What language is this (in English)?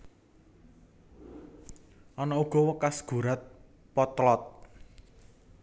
Javanese